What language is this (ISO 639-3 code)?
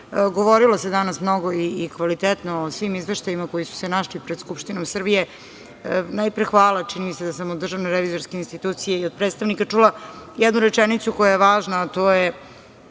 srp